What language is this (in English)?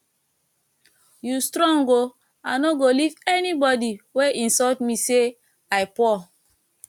Nigerian Pidgin